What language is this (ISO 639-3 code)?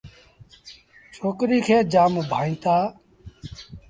sbn